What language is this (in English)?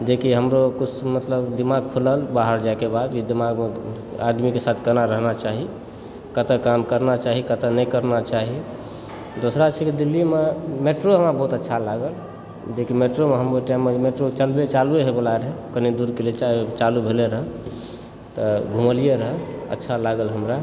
Maithili